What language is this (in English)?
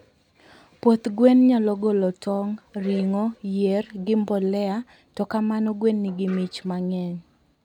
Luo (Kenya and Tanzania)